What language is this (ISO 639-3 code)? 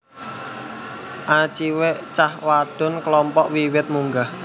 jav